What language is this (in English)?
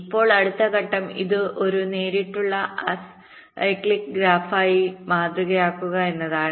Malayalam